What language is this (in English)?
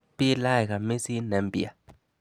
Kalenjin